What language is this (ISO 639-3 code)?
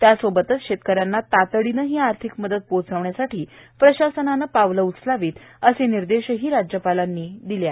mar